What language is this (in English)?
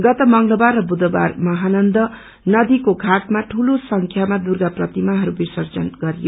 Nepali